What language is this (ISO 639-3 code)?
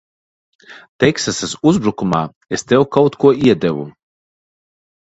lav